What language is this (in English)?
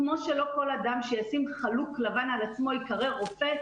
Hebrew